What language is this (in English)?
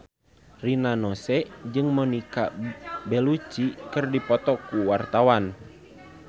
Sundanese